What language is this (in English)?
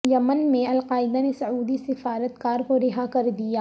Urdu